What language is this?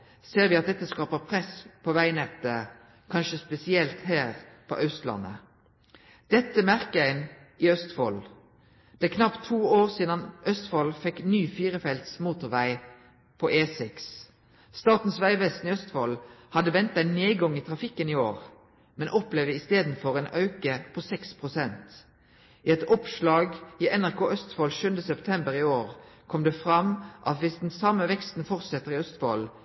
Norwegian Nynorsk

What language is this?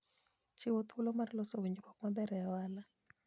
Luo (Kenya and Tanzania)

